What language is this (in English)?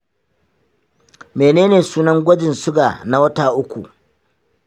Hausa